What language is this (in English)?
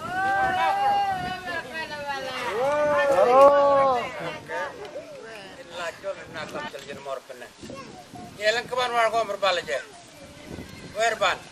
Spanish